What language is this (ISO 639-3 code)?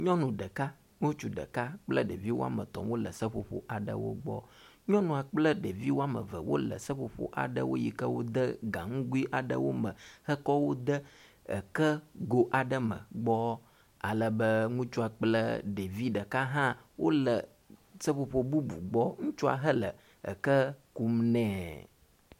ewe